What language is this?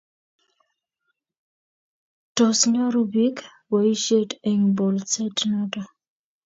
Kalenjin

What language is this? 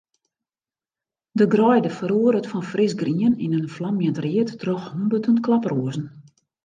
Western Frisian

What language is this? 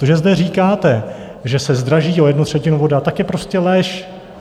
Czech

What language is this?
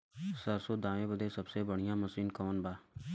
Bhojpuri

